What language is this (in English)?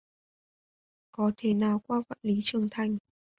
Vietnamese